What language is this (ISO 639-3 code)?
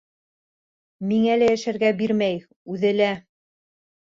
bak